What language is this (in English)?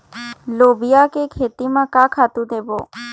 Chhattisgarhi